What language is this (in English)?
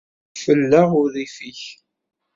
Kabyle